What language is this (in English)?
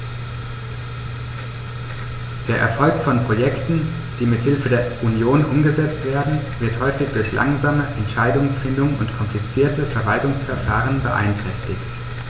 German